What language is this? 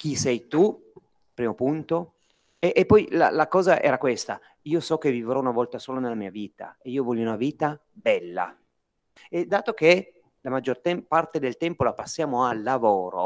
Italian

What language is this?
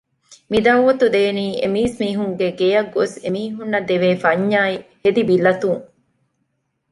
Divehi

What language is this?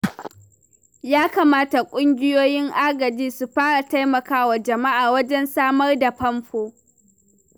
Hausa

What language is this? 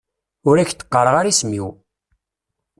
Kabyle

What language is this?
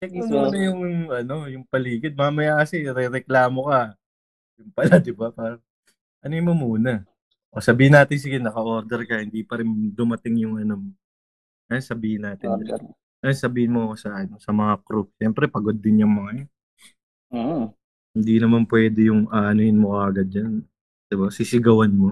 Filipino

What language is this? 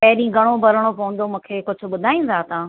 Sindhi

